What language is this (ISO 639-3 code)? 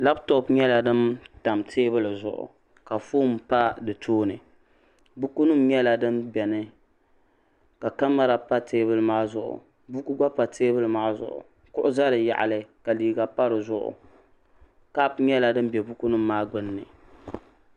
dag